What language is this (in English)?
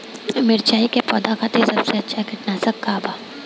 Bhojpuri